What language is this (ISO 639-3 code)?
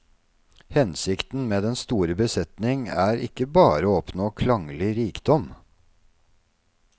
nor